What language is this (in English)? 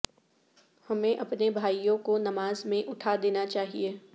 Urdu